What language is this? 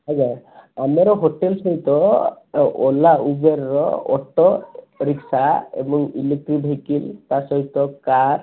Odia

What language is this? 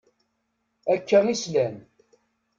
Kabyle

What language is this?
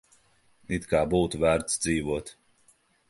Latvian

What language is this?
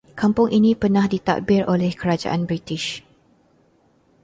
Malay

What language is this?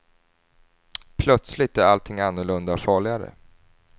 Swedish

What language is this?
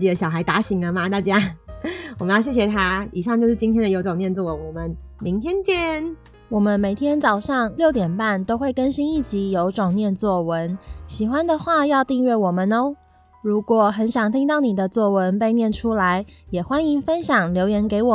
Chinese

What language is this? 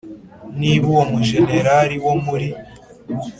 Kinyarwanda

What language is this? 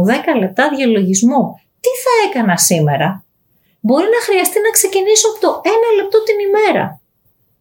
Greek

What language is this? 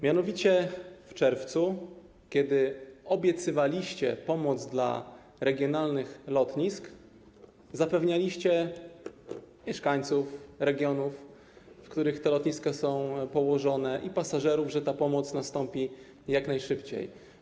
Polish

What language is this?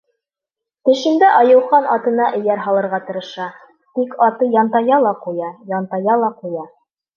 Bashkir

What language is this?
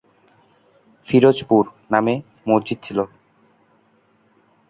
Bangla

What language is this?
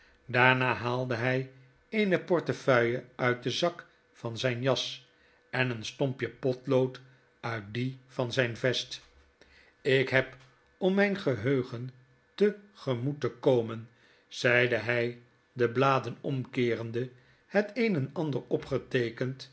Dutch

